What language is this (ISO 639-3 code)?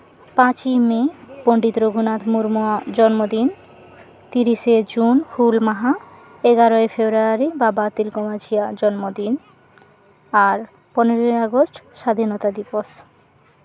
sat